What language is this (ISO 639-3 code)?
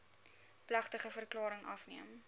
afr